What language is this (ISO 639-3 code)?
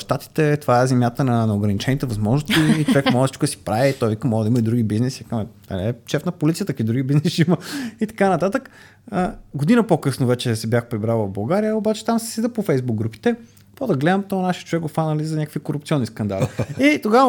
bul